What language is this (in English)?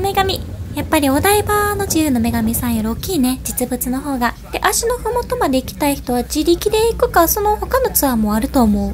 Japanese